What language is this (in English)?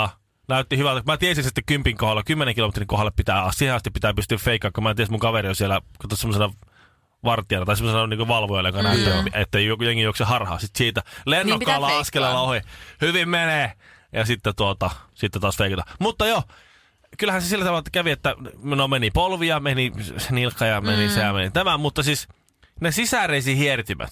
Finnish